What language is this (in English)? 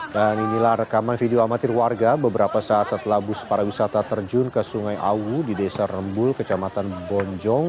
Indonesian